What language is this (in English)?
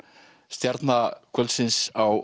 Icelandic